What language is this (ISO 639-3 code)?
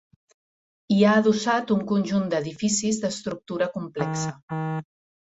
cat